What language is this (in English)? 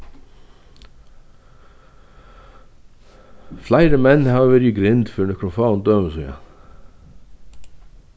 Faroese